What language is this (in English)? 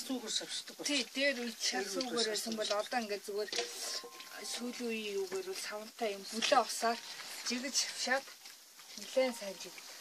Portuguese